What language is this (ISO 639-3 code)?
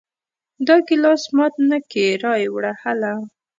pus